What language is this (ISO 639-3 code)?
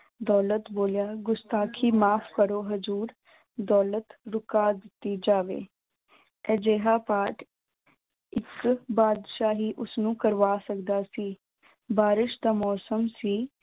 pan